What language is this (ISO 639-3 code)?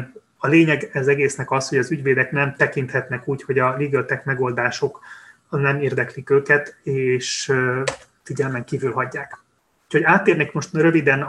hun